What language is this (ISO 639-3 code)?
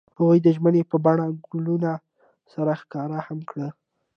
pus